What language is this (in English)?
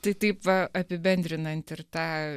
Lithuanian